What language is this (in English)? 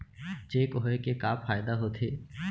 Chhattisgarhi